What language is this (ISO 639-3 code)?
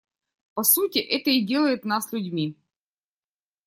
rus